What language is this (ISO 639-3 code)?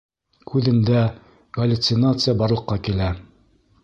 bak